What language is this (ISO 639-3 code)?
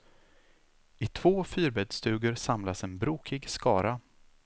swe